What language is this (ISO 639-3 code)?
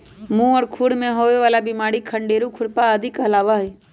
mag